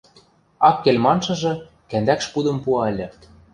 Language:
Western Mari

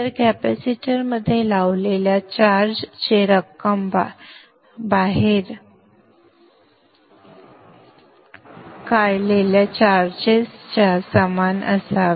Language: Marathi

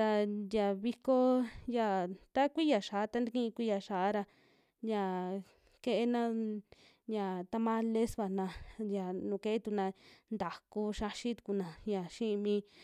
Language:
Western Juxtlahuaca Mixtec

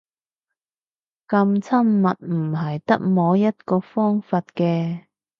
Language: Cantonese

